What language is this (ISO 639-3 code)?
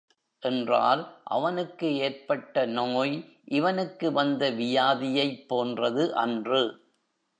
tam